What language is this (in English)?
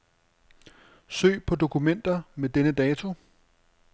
Danish